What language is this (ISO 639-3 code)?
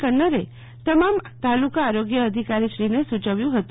guj